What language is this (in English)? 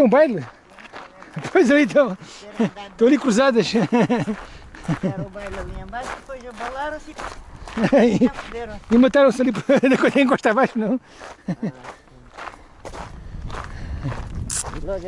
Portuguese